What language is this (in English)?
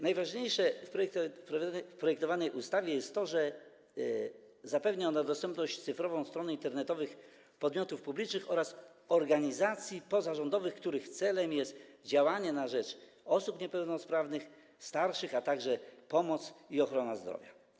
Polish